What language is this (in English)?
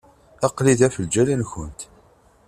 Kabyle